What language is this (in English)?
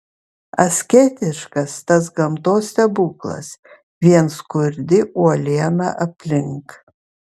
Lithuanian